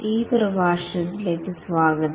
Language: Malayalam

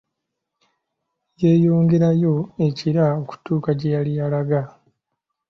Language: Ganda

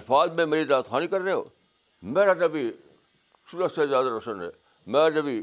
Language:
Urdu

